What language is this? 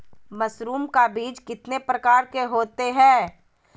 Magahi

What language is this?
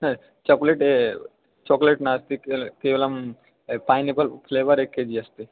Sanskrit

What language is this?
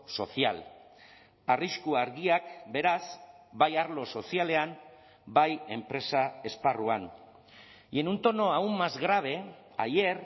Basque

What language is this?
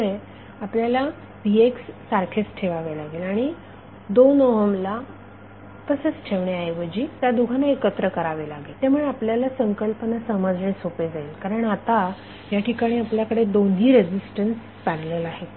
Marathi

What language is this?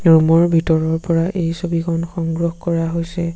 Assamese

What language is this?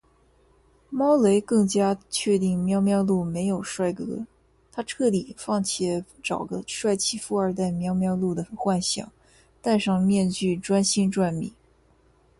Chinese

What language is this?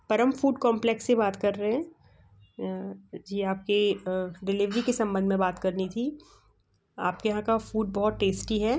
Hindi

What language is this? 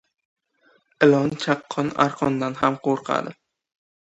Uzbek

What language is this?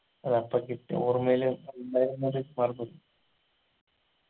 Malayalam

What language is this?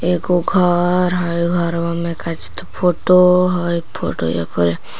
Magahi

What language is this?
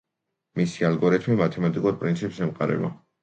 Georgian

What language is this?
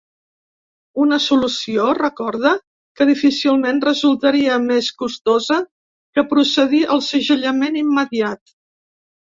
Catalan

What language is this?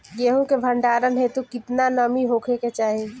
Bhojpuri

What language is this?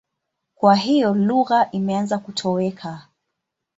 Swahili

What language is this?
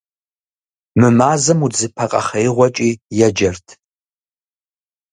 Kabardian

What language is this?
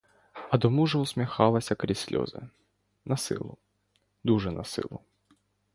Ukrainian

